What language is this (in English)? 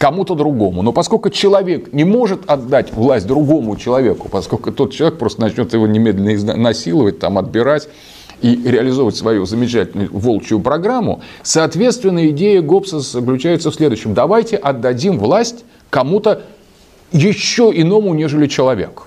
Russian